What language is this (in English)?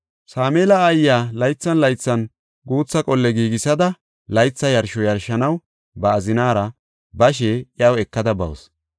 Gofa